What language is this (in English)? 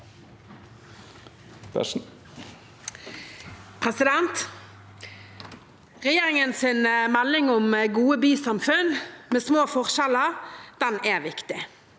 Norwegian